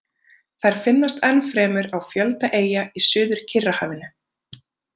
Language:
Icelandic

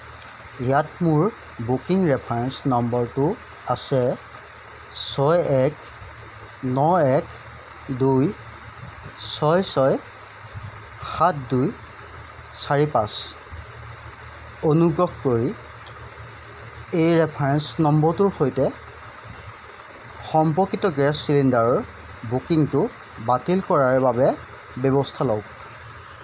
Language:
Assamese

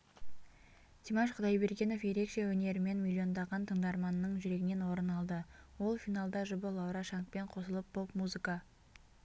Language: Kazakh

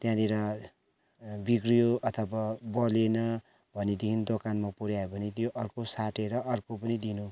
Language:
Nepali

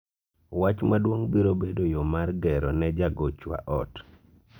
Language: Luo (Kenya and Tanzania)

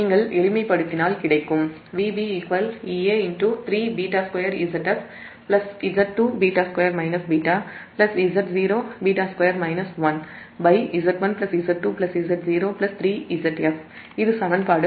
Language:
Tamil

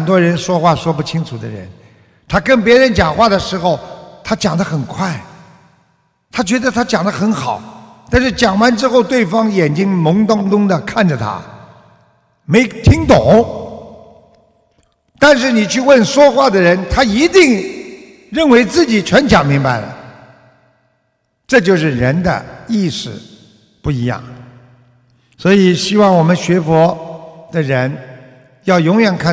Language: Chinese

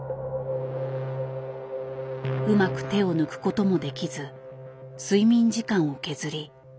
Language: Japanese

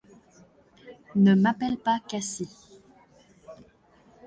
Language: French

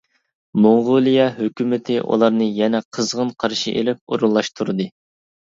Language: Uyghur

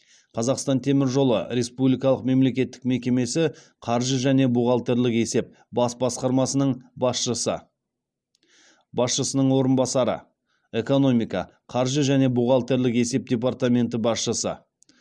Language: Kazakh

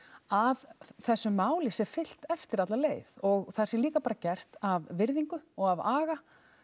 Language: Icelandic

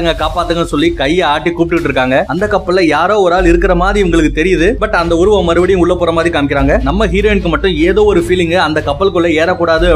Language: Tamil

